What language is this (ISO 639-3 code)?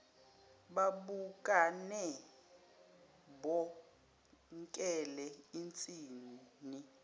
zul